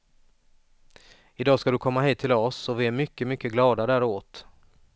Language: Swedish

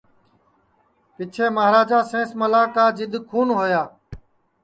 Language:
Sansi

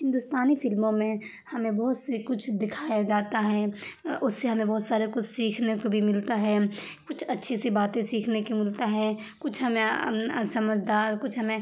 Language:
Urdu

